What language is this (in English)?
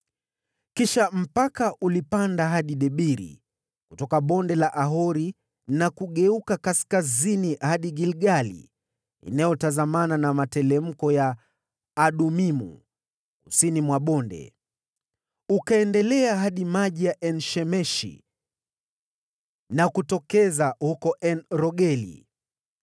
Swahili